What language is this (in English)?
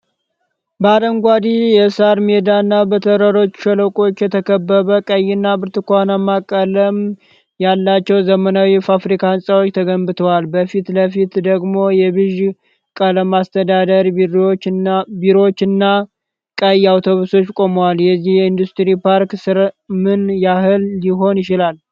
Amharic